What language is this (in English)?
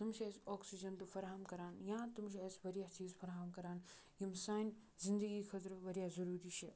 Kashmiri